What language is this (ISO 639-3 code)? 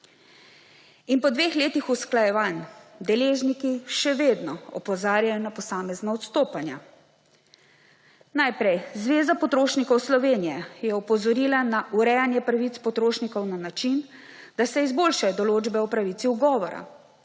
slv